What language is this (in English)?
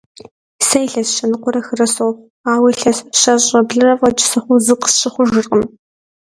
Kabardian